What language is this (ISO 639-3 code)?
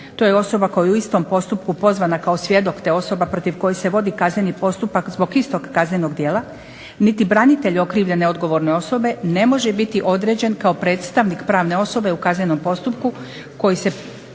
hrv